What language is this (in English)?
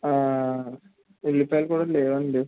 Telugu